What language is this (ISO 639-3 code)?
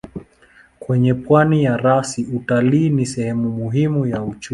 swa